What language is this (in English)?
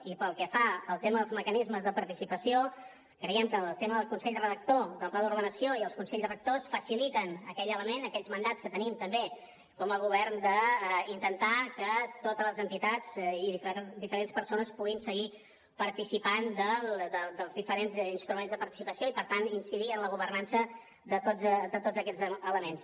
Catalan